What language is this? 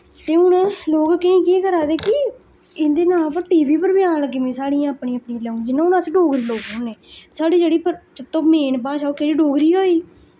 Dogri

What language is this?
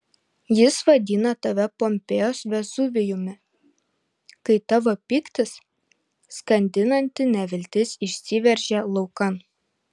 Lithuanian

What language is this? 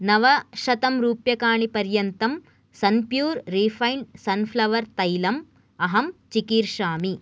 Sanskrit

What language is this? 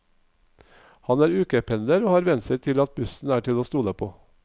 Norwegian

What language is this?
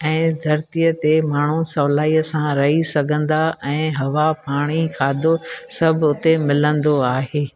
Sindhi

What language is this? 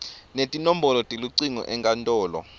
Swati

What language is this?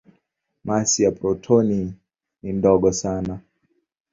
Swahili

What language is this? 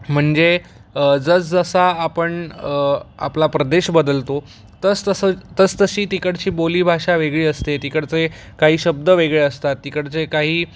Marathi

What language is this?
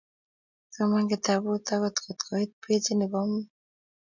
Kalenjin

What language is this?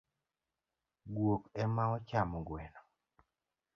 Luo (Kenya and Tanzania)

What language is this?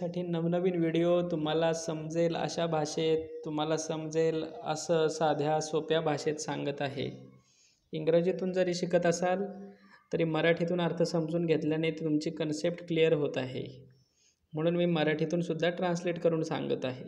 Hindi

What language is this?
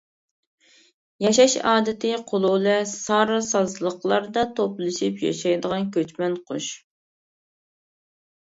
Uyghur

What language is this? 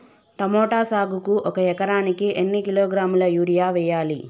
Telugu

